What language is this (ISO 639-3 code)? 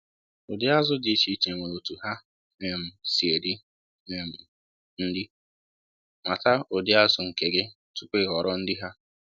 ibo